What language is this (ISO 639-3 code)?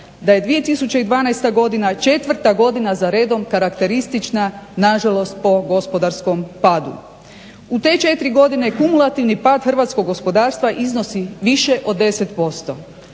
hrv